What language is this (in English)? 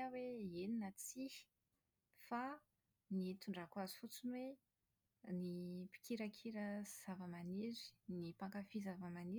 Malagasy